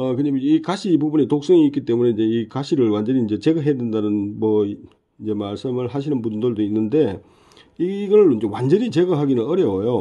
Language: Korean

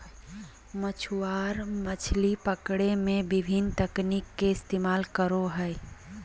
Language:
Magahi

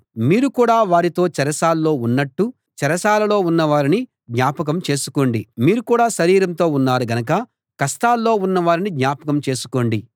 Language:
Telugu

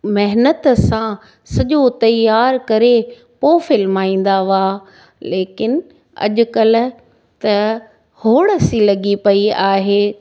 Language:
Sindhi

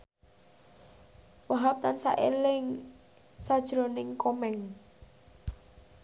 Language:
Javanese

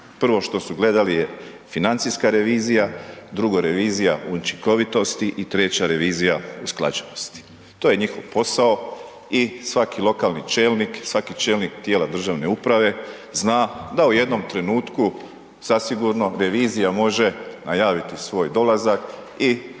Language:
Croatian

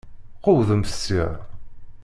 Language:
Kabyle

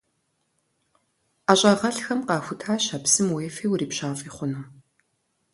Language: Kabardian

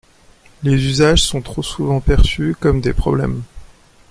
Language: French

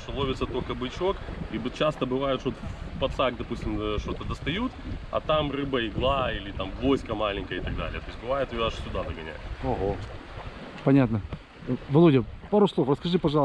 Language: Russian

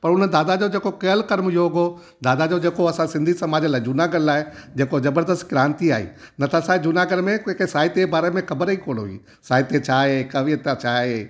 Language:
Sindhi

